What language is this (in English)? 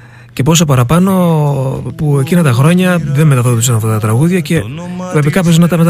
Greek